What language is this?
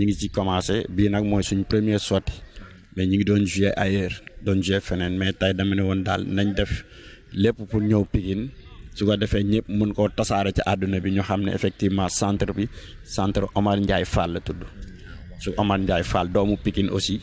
French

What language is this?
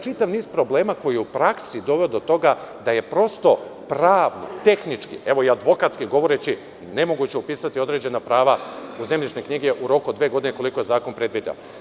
Serbian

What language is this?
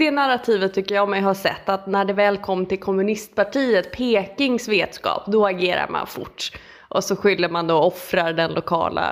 Swedish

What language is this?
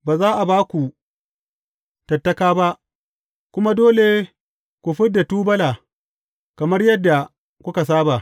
Hausa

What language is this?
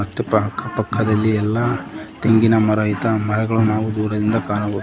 Kannada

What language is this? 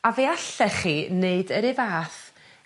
Welsh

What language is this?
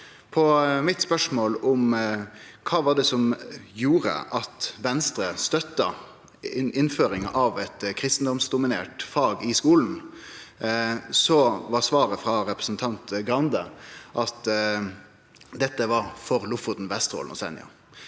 Norwegian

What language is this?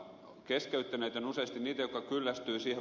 Finnish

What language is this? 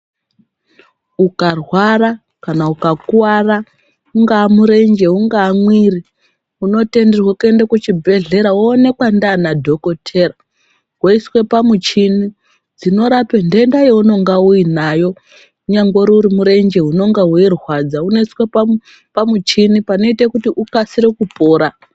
Ndau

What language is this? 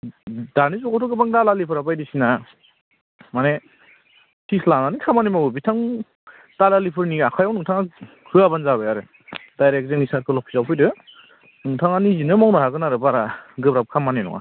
Bodo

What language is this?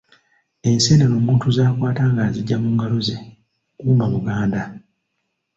Ganda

